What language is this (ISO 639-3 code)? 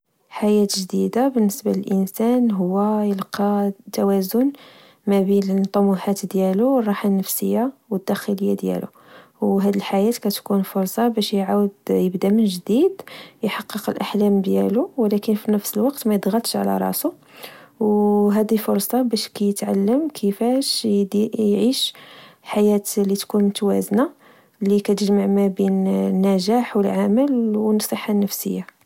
ary